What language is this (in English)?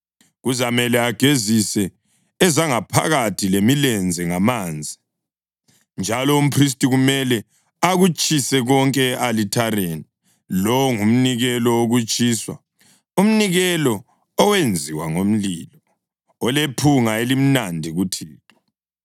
North Ndebele